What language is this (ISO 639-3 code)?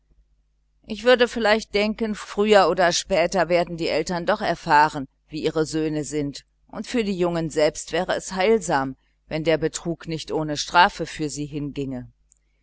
deu